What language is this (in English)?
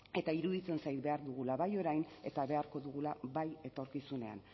Basque